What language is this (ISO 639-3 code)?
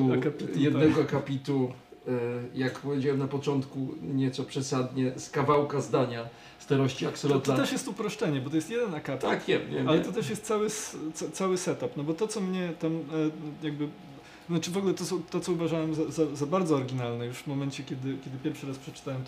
pol